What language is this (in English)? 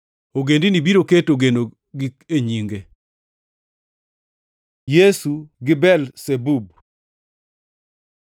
Luo (Kenya and Tanzania)